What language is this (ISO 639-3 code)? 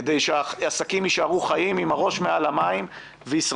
heb